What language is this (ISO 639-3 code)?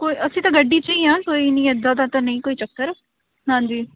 pan